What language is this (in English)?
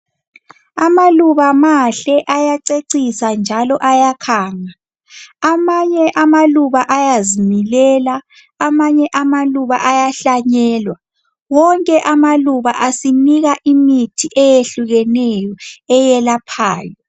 North Ndebele